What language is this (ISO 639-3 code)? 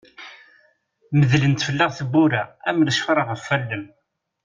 kab